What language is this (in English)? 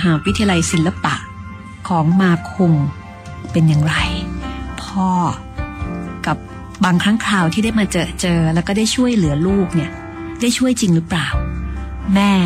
Thai